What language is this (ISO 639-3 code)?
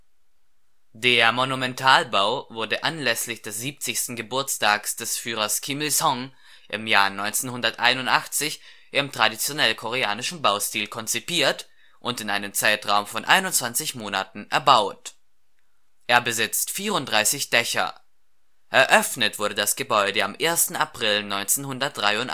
deu